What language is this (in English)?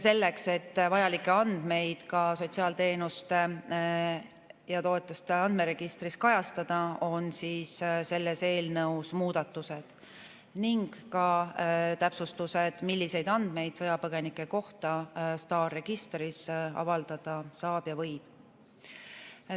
Estonian